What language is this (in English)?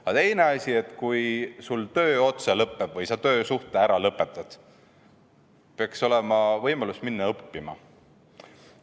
Estonian